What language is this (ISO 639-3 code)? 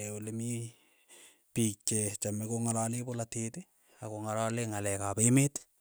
eyo